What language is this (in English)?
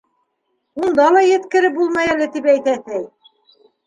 Bashkir